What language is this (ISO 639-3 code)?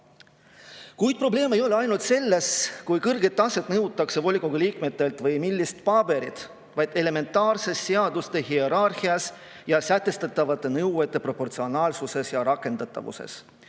est